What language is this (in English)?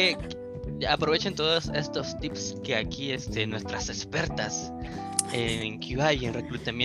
Spanish